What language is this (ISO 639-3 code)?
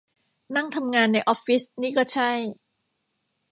tha